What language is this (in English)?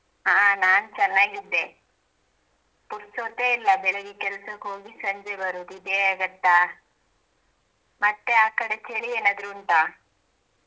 Kannada